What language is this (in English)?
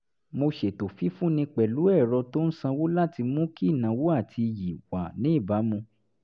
Yoruba